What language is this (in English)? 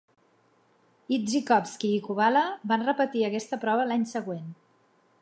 Catalan